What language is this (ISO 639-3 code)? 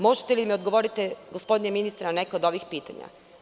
srp